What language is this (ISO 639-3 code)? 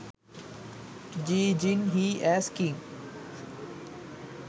sin